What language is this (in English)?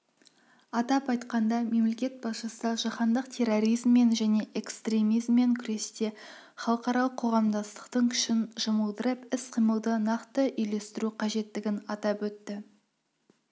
Kazakh